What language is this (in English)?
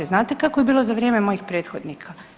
Croatian